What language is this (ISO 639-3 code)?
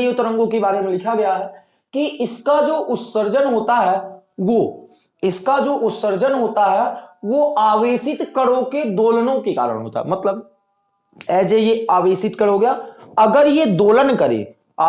hin